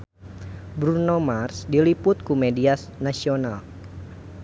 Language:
Sundanese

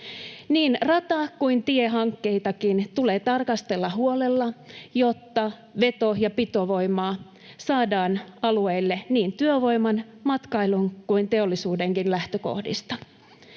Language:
Finnish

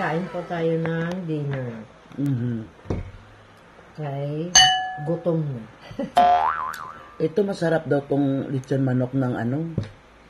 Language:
Filipino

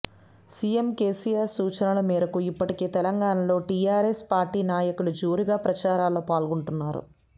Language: Telugu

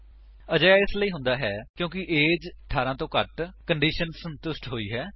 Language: Punjabi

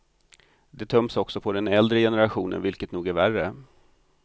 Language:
Swedish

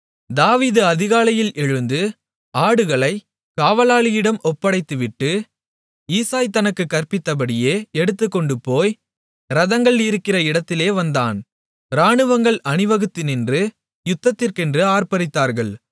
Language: Tamil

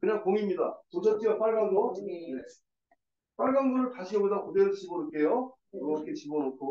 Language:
Korean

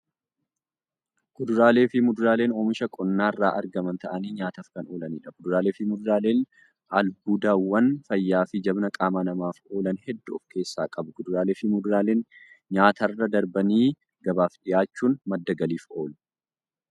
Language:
Oromo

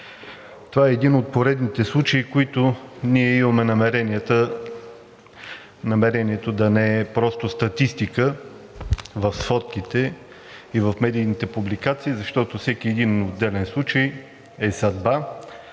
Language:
Bulgarian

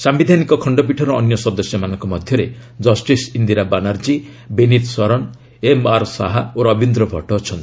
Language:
Odia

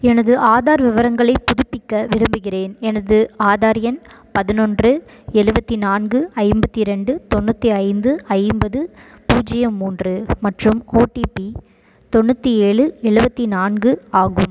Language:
Tamil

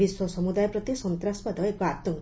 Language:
Odia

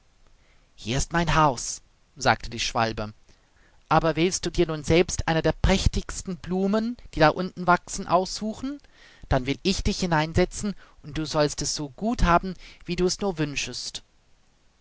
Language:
German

